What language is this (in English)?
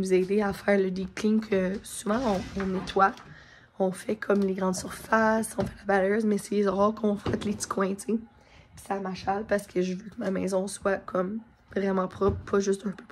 French